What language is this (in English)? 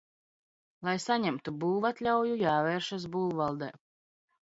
Latvian